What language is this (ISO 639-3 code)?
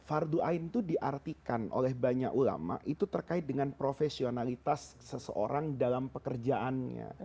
ind